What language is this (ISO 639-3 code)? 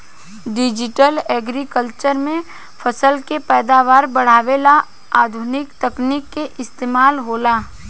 bho